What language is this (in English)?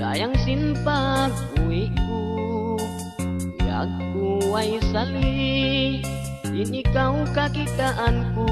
Indonesian